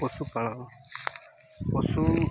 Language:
Odia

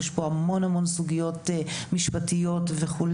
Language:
Hebrew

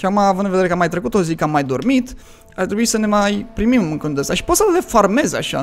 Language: Romanian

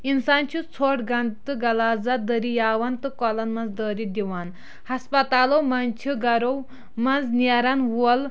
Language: Kashmiri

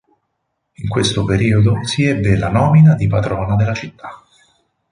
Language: Italian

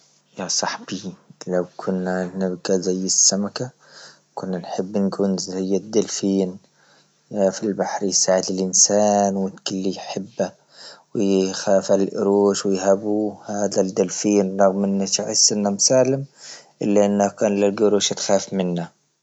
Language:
Libyan Arabic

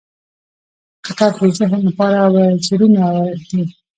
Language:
Pashto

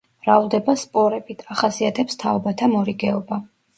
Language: Georgian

